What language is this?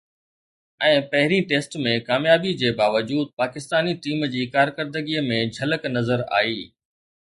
Sindhi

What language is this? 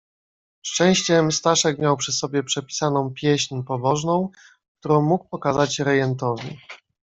Polish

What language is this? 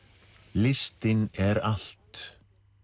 Icelandic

